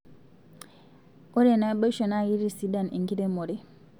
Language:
Masai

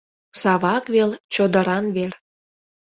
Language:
Mari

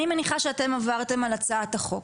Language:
Hebrew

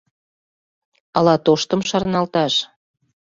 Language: Mari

